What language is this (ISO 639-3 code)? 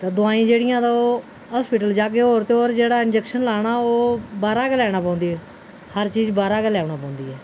doi